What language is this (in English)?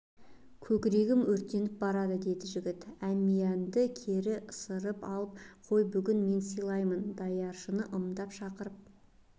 Kazakh